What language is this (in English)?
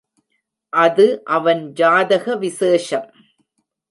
Tamil